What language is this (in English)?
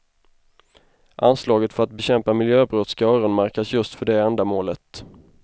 Swedish